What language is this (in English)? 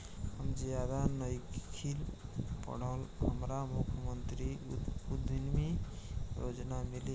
Bhojpuri